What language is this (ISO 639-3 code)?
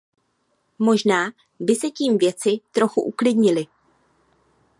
ces